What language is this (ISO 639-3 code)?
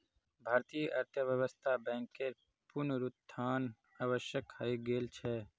mag